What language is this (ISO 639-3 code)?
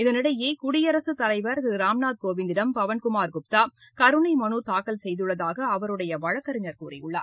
tam